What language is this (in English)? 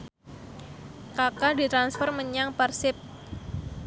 Javanese